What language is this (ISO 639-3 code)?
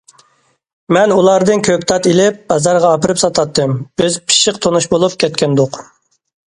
uig